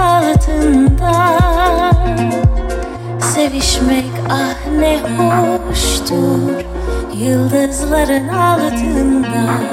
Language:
Bulgarian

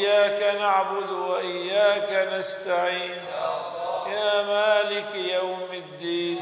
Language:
Arabic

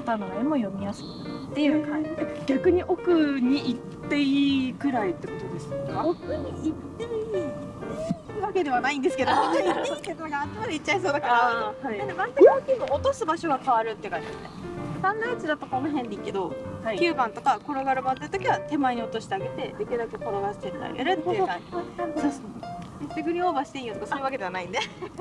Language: Japanese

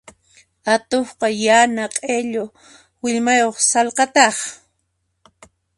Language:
Puno Quechua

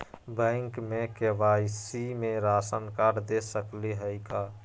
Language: Magahi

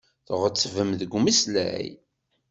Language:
Kabyle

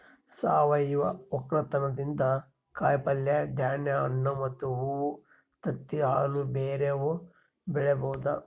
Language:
Kannada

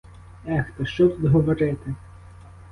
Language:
Ukrainian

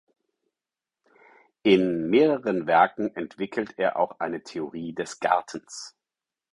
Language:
German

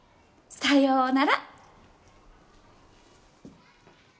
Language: Japanese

